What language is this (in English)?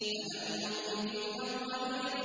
Arabic